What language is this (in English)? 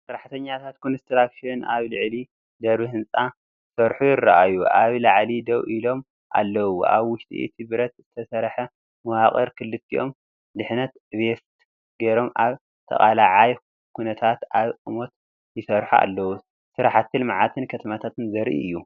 Tigrinya